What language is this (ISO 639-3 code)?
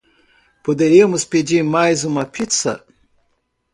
por